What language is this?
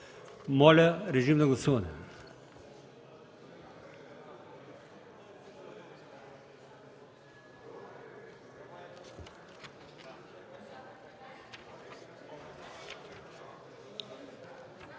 Bulgarian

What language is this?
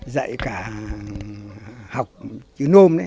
Vietnamese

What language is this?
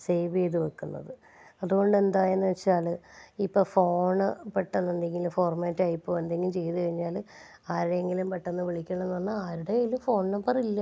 Malayalam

